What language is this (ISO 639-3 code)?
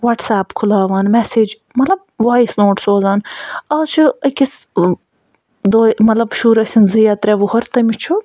kas